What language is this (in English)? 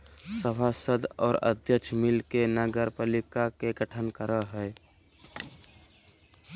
Magahi